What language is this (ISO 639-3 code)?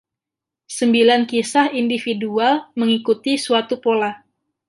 ind